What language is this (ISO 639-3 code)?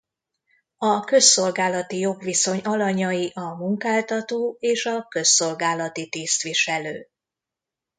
hun